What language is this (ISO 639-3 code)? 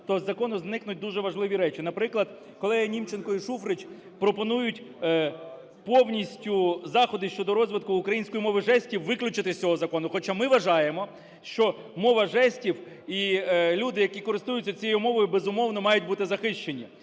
ukr